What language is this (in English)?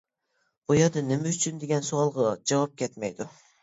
Uyghur